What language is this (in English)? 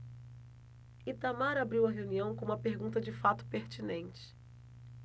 Portuguese